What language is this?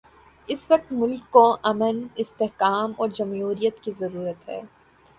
Urdu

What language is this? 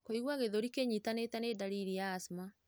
Kikuyu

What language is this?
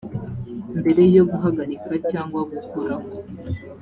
Kinyarwanda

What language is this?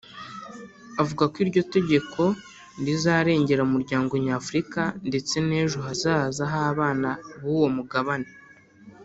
Kinyarwanda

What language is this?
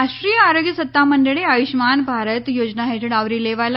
Gujarati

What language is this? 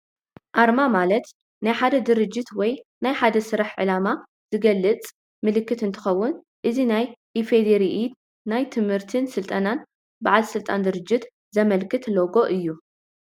Tigrinya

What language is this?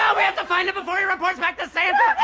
English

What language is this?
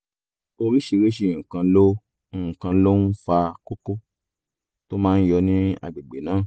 Yoruba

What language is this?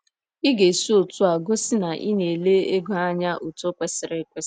Igbo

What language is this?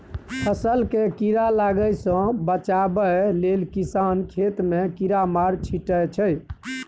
Maithili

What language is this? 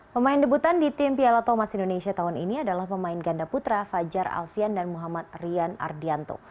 Indonesian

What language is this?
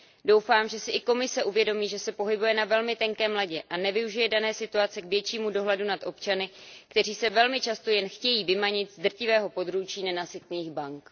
Czech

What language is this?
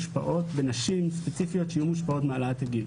Hebrew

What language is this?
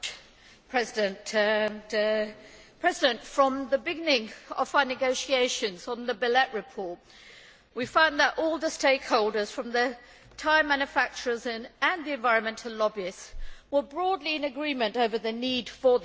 English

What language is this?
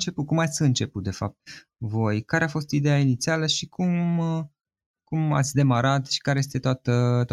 Romanian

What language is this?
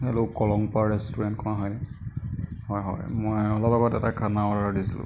Assamese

